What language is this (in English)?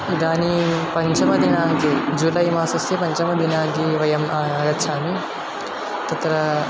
Sanskrit